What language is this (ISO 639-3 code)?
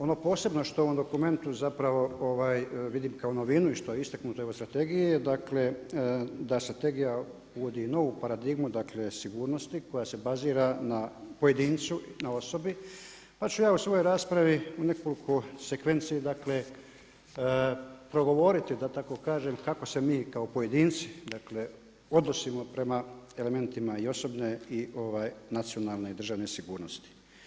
hrv